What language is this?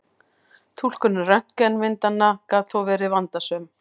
Icelandic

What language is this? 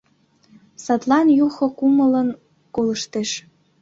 Mari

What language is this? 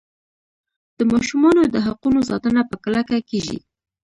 Pashto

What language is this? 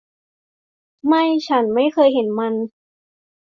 Thai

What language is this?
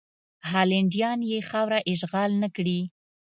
Pashto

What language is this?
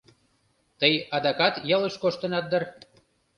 Mari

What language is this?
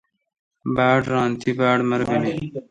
Kalkoti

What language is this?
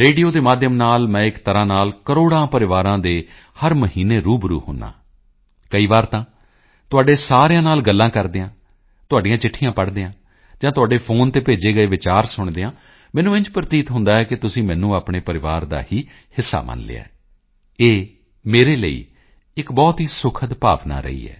Punjabi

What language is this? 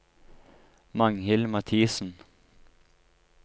Norwegian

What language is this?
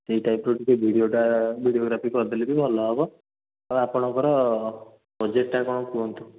Odia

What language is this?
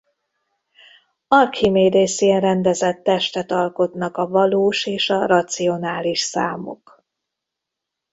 Hungarian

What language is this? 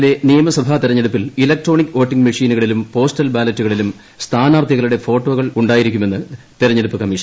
Malayalam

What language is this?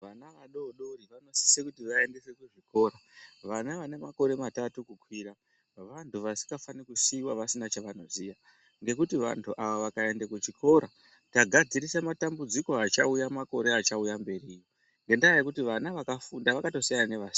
Ndau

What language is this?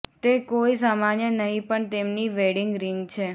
Gujarati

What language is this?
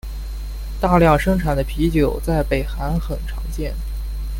Chinese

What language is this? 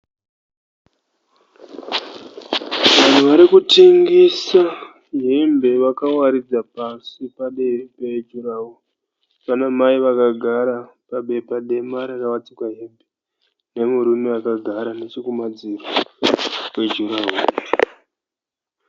Shona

